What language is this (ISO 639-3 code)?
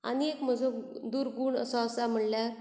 kok